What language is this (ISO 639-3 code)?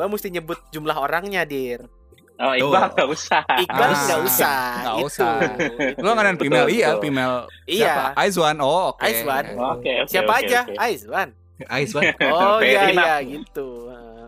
ind